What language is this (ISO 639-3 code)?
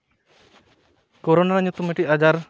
sat